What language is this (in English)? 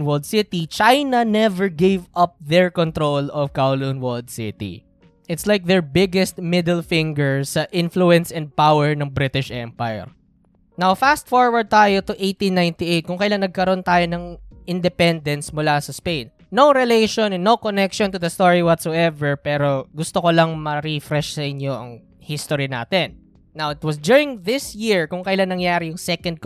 Filipino